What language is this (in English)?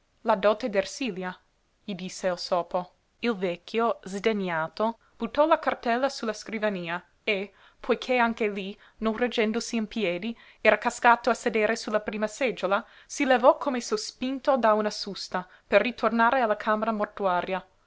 Italian